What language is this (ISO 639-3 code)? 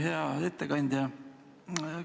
est